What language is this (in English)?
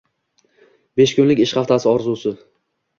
Uzbek